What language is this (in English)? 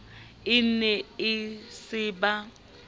Southern Sotho